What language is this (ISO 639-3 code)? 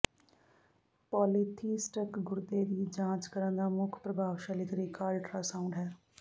pan